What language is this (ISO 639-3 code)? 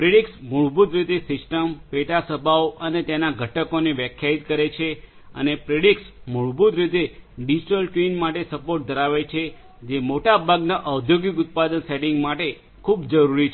guj